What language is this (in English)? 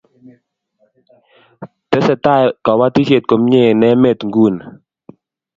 Kalenjin